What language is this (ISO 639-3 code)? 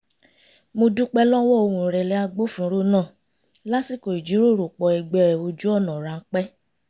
yor